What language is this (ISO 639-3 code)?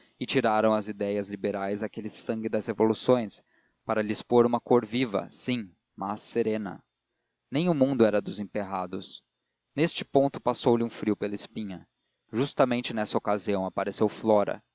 por